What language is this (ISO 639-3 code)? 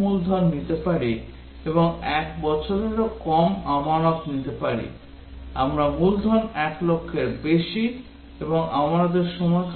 ben